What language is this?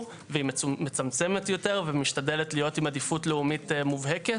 Hebrew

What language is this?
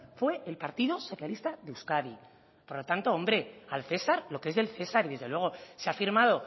Spanish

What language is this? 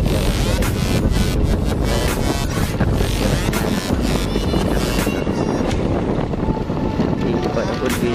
Indonesian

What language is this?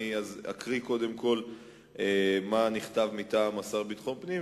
Hebrew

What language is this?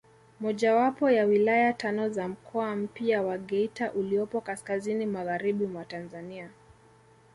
Swahili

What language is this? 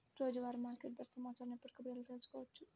Telugu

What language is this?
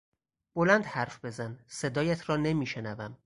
Persian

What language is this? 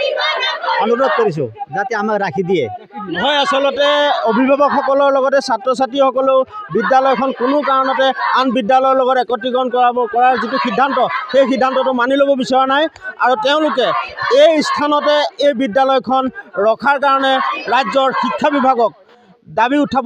Indonesian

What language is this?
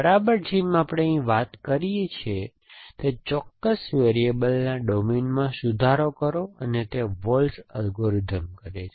Gujarati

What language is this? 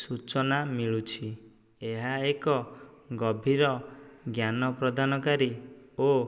Odia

